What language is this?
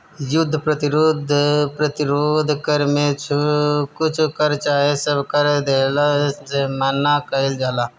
Bhojpuri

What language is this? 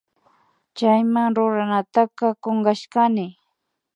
Imbabura Highland Quichua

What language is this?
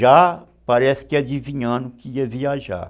Portuguese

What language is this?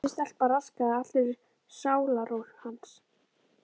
Icelandic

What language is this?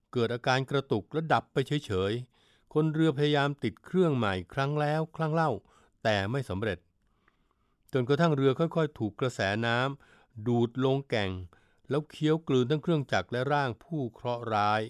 Thai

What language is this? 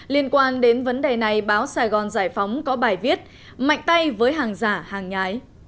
Vietnamese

